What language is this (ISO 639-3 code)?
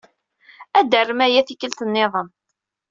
kab